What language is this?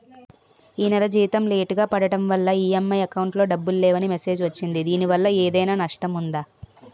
Telugu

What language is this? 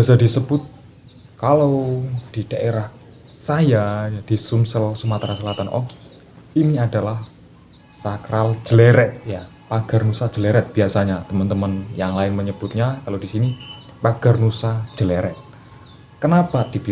Indonesian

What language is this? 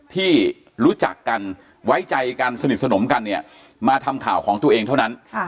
Thai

